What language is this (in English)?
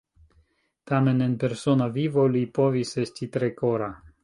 Esperanto